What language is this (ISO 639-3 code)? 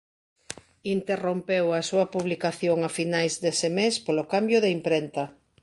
glg